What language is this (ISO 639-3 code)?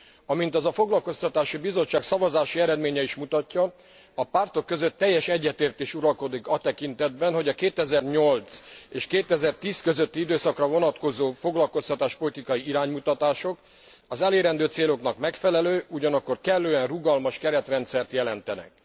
hun